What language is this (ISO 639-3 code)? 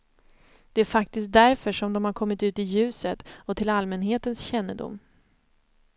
swe